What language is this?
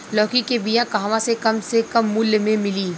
Bhojpuri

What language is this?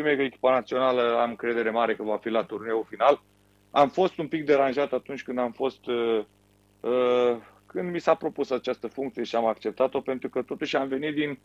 Romanian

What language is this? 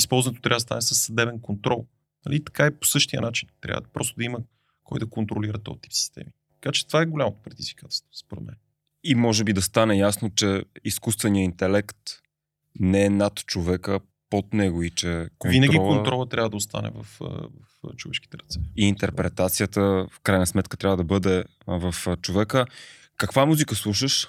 Bulgarian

